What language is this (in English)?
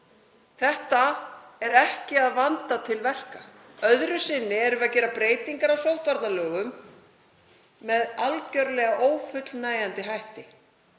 Icelandic